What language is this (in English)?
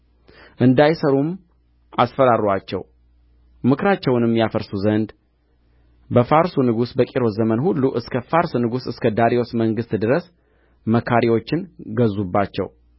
Amharic